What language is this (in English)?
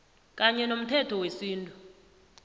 South Ndebele